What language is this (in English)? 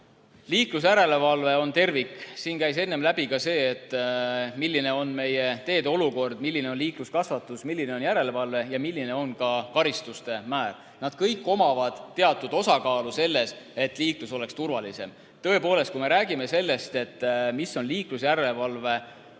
Estonian